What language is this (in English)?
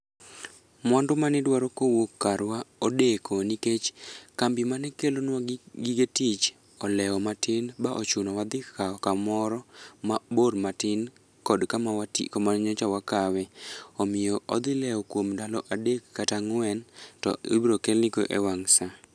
Luo (Kenya and Tanzania)